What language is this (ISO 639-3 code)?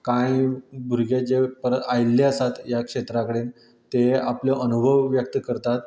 kok